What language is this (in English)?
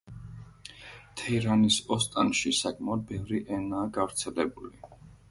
Georgian